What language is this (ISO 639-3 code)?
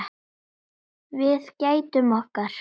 isl